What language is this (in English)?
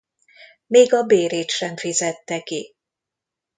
Hungarian